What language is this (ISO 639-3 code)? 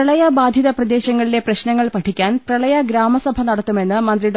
mal